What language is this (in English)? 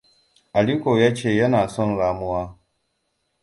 Hausa